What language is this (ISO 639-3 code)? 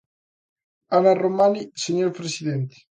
glg